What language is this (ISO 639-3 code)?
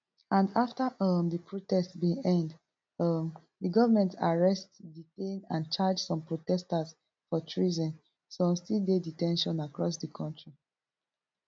pcm